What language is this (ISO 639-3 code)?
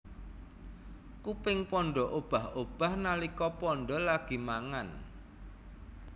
jav